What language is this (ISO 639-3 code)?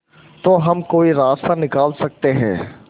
hin